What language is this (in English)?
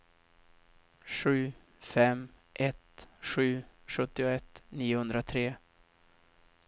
Swedish